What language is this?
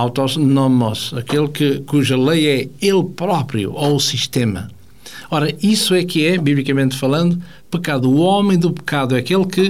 Portuguese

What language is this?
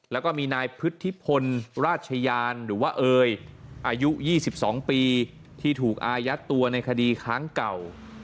Thai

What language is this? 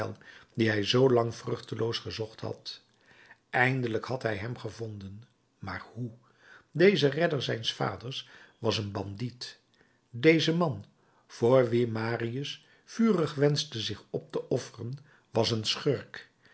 Dutch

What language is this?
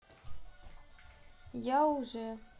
Russian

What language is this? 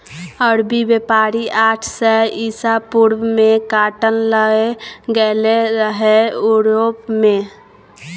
Maithili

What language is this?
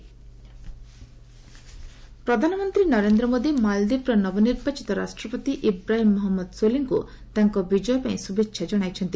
Odia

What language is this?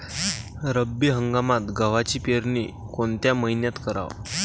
Marathi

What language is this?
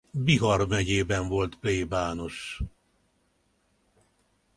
Hungarian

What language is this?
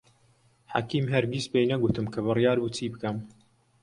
Central Kurdish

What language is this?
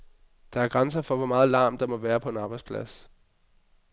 Danish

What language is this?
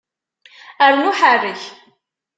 Kabyle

